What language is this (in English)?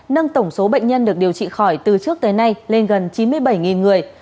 Vietnamese